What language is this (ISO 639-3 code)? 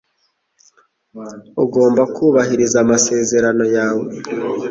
kin